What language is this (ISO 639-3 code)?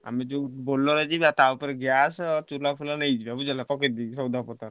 ori